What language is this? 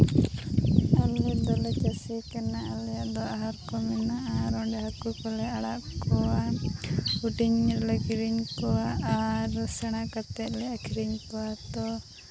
Santali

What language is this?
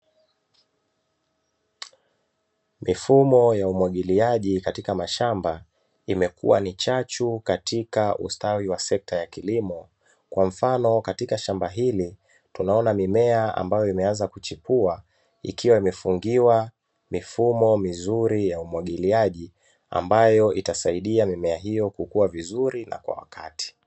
Swahili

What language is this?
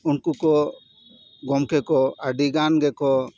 Santali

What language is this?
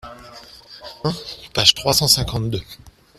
French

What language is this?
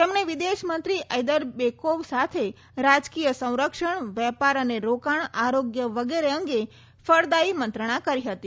Gujarati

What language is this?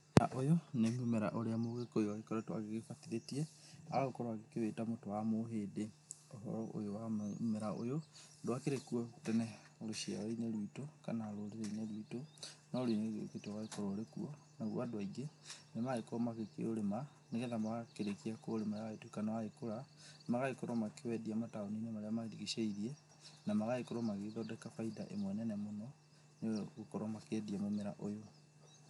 Kikuyu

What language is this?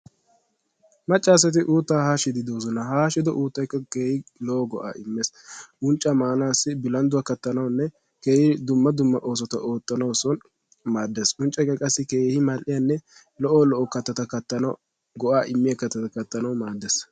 Wolaytta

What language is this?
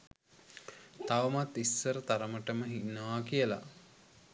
Sinhala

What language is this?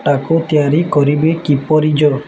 Odia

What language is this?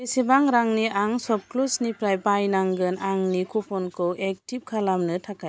Bodo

